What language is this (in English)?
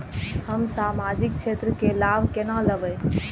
Maithili